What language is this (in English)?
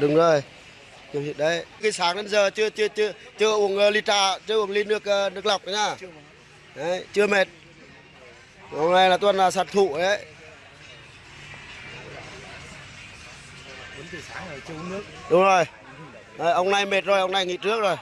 Vietnamese